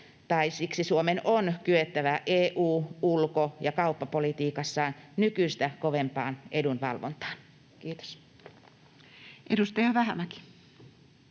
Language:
Finnish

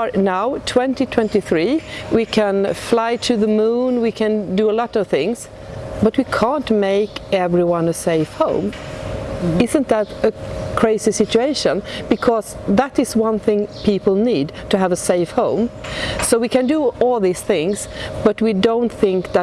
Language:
English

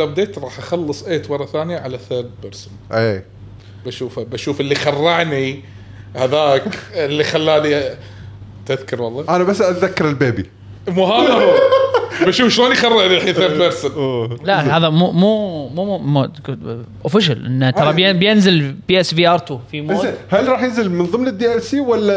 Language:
Arabic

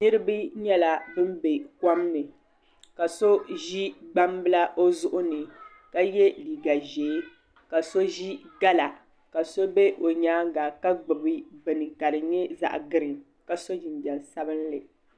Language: Dagbani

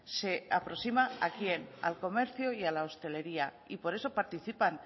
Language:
Spanish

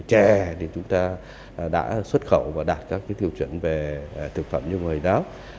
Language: Vietnamese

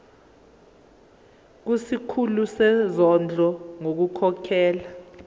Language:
Zulu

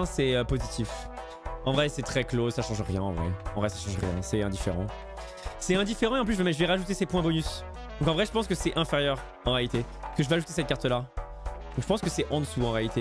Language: French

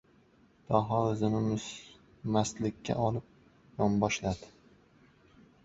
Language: Uzbek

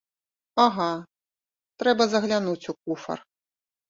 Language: Belarusian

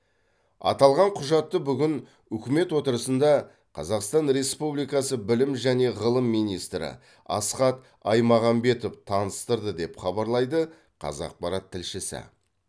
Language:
Kazakh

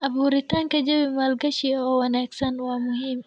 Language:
Somali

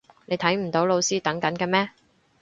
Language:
Cantonese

